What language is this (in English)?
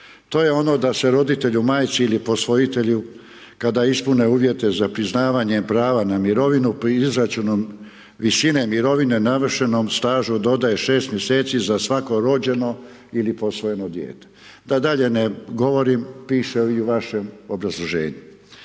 Croatian